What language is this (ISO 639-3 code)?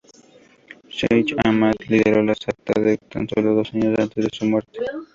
spa